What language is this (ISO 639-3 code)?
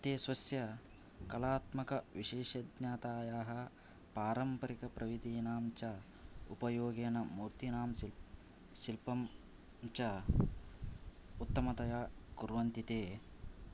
san